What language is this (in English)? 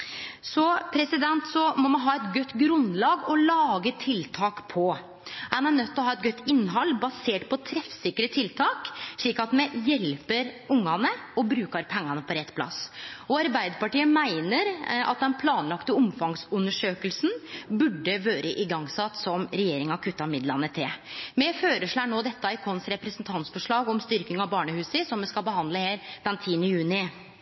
Norwegian Nynorsk